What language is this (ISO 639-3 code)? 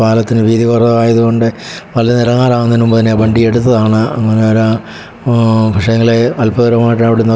mal